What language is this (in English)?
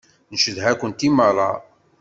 Kabyle